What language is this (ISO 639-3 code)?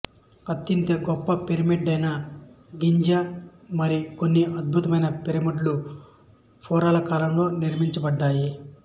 tel